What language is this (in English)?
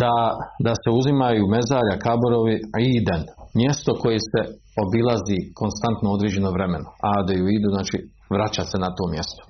Croatian